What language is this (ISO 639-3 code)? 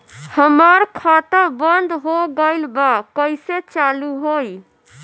bho